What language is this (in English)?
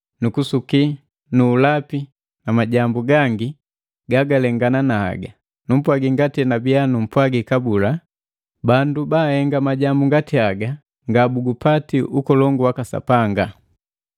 Matengo